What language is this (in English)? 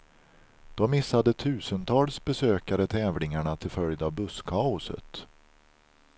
Swedish